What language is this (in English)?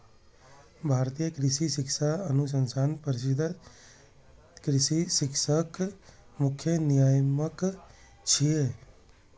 Maithili